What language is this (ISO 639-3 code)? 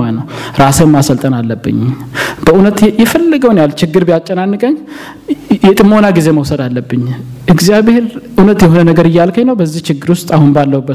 amh